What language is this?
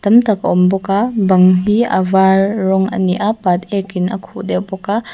Mizo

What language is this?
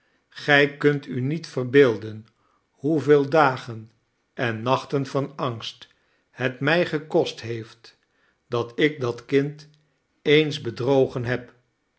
Dutch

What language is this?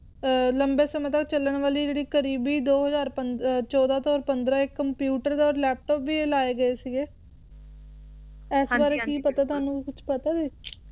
Punjabi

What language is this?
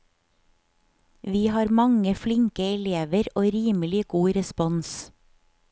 Norwegian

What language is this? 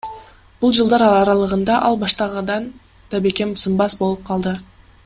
Kyrgyz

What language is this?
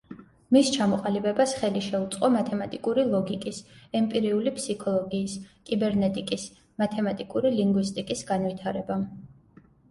Georgian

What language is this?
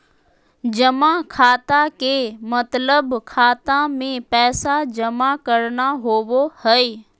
Magahi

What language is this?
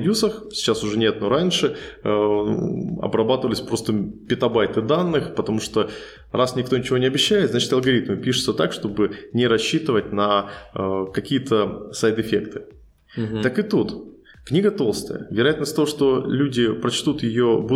Russian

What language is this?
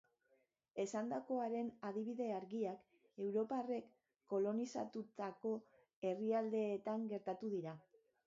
Basque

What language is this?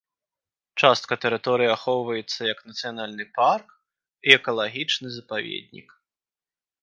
Belarusian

